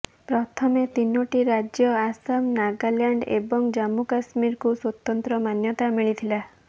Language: Odia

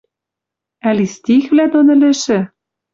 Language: Western Mari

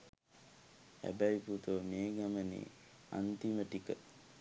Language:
Sinhala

